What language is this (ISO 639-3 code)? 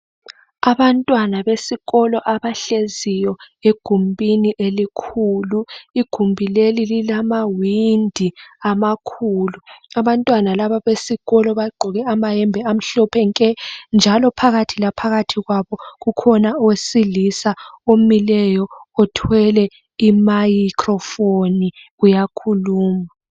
nde